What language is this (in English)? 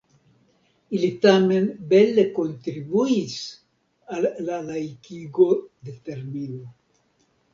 Esperanto